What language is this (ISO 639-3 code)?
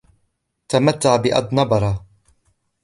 ara